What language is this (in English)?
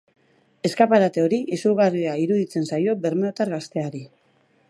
Basque